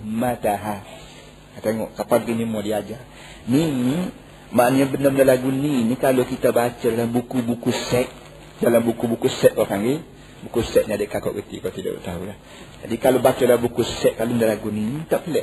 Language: Malay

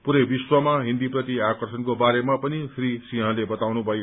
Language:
Nepali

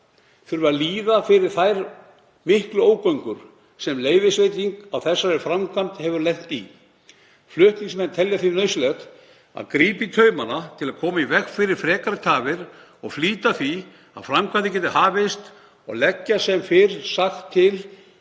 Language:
Icelandic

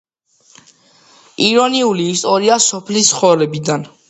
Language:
Georgian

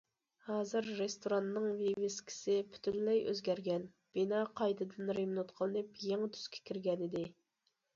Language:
Uyghur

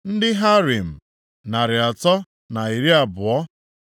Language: Igbo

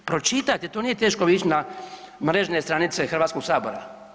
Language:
Croatian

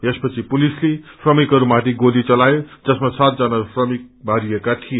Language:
Nepali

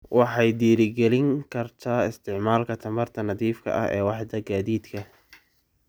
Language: Somali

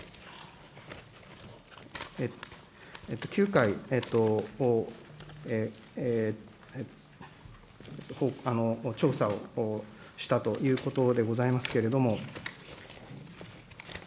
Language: Japanese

